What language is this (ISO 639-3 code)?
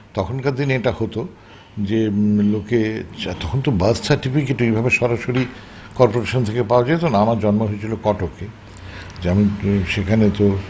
ben